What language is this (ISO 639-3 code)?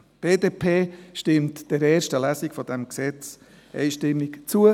gsw